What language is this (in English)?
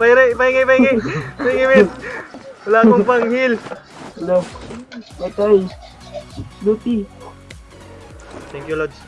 Indonesian